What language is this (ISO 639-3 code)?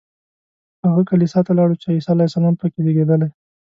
pus